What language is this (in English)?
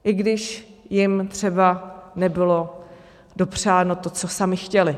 Czech